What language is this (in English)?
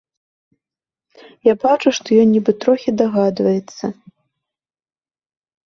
Belarusian